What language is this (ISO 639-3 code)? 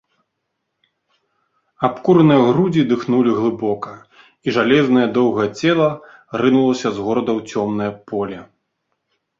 bel